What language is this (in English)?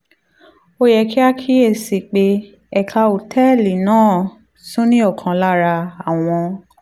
Yoruba